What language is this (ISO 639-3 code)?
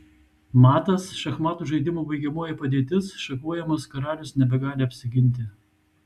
lit